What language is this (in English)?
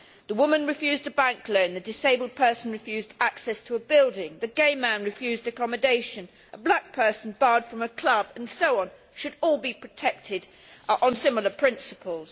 English